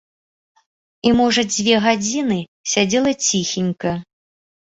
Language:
Belarusian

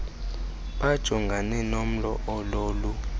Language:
Xhosa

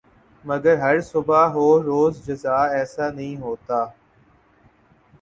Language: Urdu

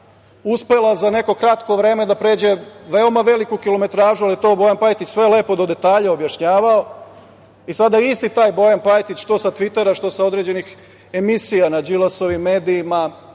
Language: Serbian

